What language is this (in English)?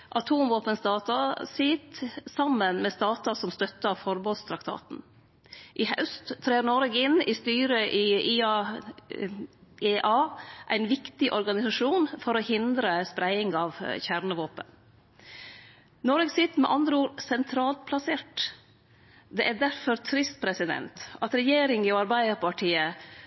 Norwegian Nynorsk